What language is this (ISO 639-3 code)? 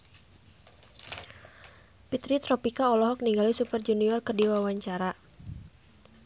sun